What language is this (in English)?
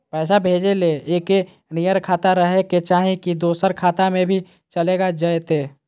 Magahi